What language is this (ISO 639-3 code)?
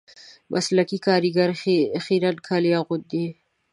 pus